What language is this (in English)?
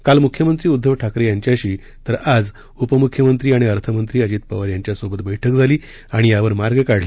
Marathi